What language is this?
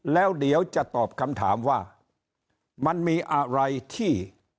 Thai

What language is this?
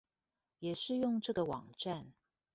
Chinese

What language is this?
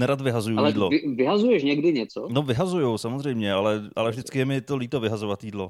Czech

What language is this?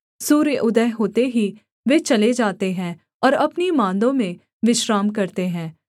Hindi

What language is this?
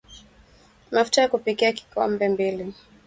Swahili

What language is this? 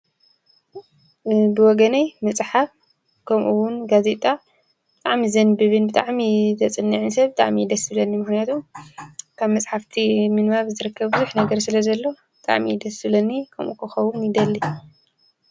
Tigrinya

